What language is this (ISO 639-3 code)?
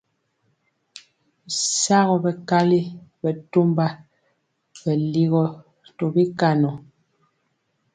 mcx